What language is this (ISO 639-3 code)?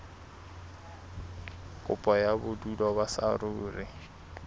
sot